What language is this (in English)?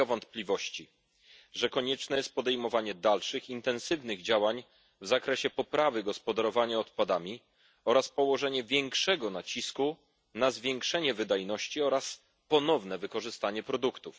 Polish